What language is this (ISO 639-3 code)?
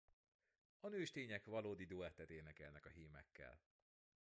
hun